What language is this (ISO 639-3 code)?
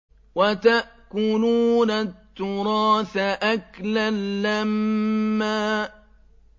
ara